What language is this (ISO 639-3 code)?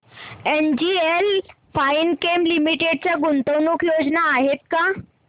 mar